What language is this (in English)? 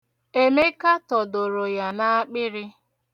Igbo